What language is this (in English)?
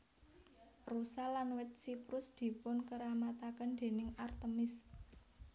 Javanese